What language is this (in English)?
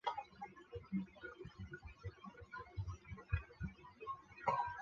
Chinese